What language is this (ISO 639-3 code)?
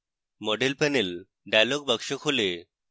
ben